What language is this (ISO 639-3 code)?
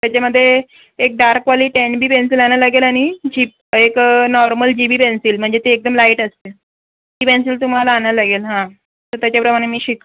mar